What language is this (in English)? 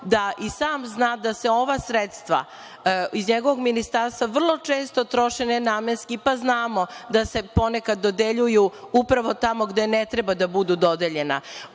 Serbian